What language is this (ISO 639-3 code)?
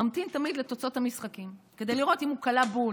heb